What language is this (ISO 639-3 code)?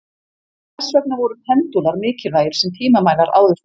isl